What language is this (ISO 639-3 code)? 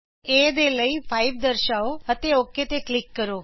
pan